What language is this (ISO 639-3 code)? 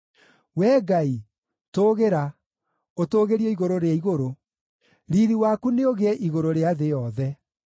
kik